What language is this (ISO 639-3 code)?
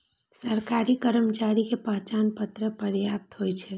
mai